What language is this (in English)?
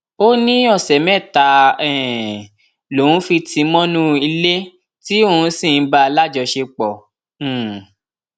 Yoruba